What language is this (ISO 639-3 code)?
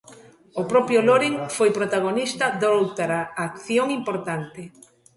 glg